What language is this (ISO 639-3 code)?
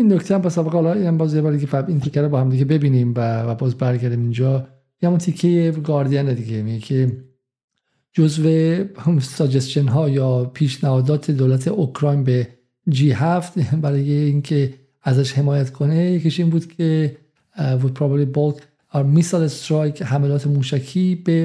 fas